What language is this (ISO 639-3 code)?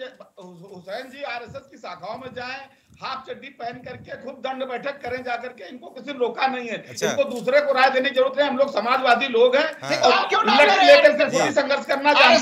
hin